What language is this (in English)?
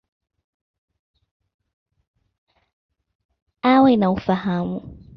Swahili